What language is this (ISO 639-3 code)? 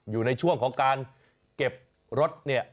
tha